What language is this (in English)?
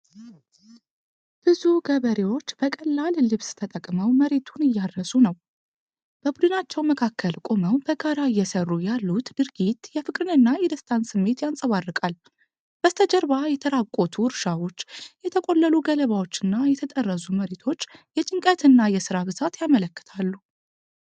Amharic